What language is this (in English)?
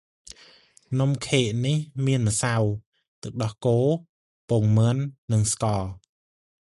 Khmer